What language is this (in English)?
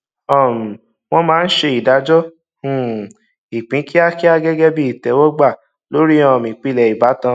Yoruba